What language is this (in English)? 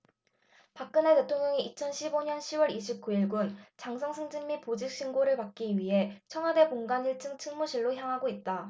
Korean